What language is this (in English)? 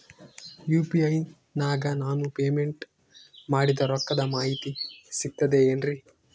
Kannada